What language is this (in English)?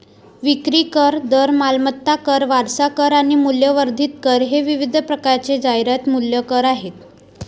Marathi